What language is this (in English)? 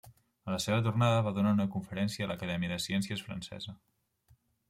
Catalan